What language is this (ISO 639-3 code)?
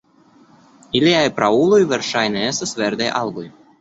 epo